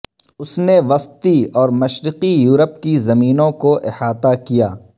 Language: Urdu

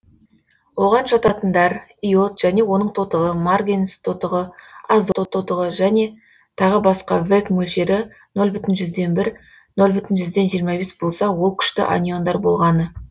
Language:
Kazakh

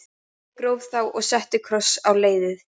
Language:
Icelandic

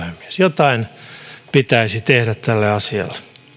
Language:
Finnish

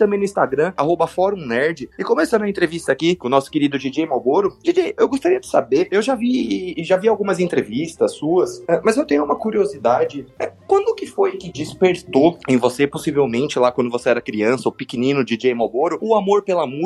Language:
Portuguese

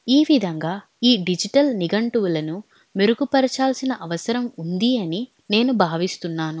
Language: Telugu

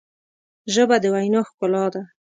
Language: Pashto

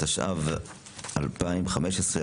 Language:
Hebrew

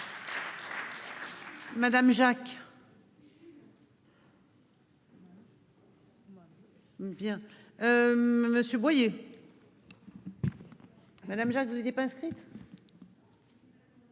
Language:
French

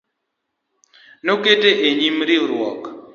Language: Luo (Kenya and Tanzania)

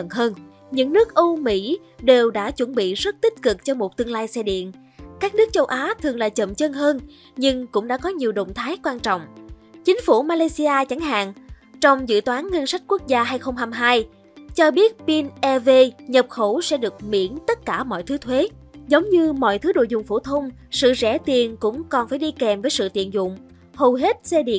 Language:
Vietnamese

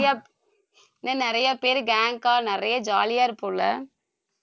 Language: Tamil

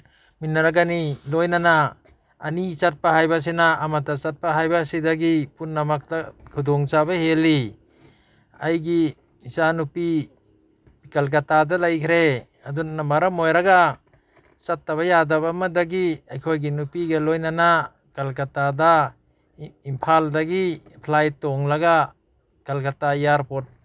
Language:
Manipuri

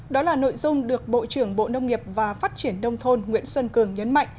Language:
Vietnamese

